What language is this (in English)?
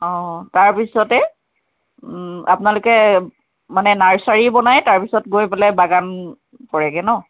Assamese